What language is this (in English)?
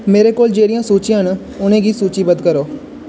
Dogri